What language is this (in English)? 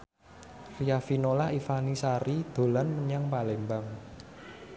Javanese